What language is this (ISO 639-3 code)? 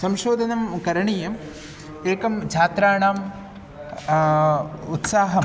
san